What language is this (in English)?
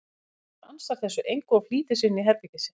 Icelandic